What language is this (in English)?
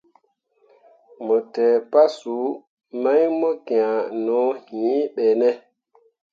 Mundang